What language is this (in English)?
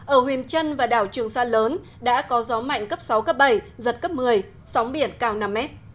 Vietnamese